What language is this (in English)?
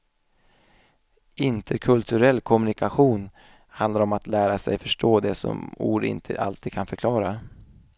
Swedish